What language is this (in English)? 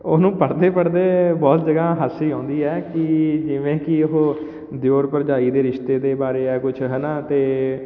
Punjabi